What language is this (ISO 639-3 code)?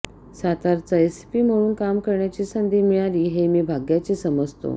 mar